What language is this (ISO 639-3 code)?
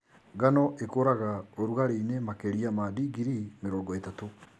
kik